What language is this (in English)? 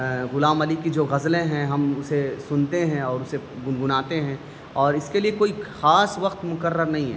Urdu